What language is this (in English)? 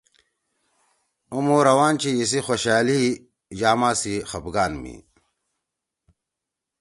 Torwali